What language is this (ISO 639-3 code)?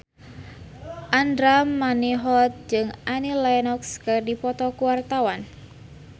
sun